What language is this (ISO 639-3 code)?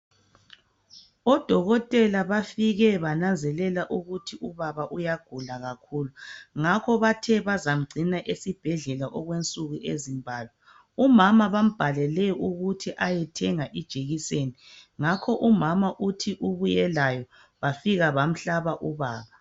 nde